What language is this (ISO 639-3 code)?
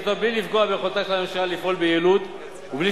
heb